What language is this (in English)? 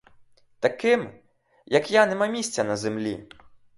Ukrainian